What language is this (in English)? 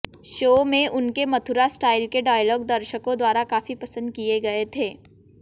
Hindi